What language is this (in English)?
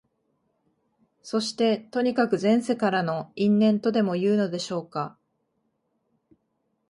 Japanese